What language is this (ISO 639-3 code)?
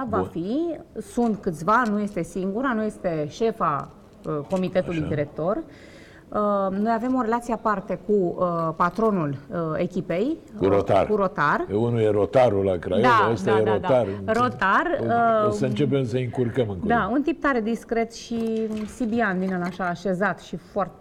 ron